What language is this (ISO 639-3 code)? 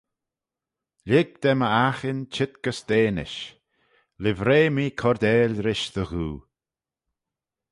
glv